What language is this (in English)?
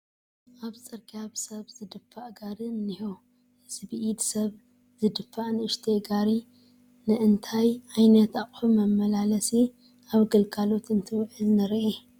Tigrinya